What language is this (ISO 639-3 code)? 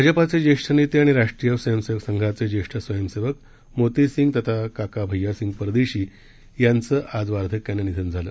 mar